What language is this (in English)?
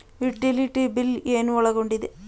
Kannada